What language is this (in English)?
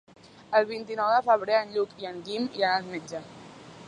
Catalan